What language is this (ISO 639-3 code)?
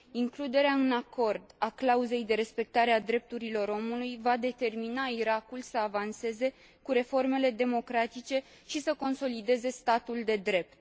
ron